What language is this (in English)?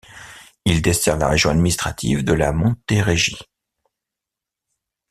French